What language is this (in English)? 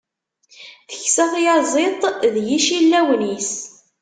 Kabyle